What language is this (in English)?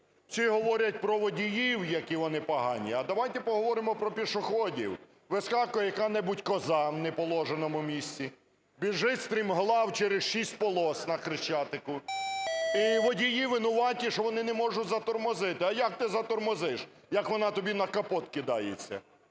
Ukrainian